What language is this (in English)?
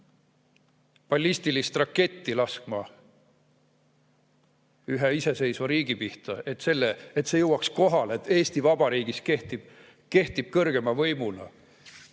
Estonian